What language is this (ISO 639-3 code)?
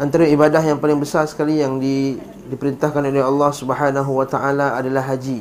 msa